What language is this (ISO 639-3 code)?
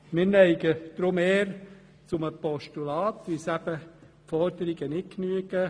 gsw